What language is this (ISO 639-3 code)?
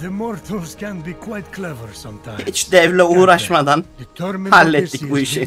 tur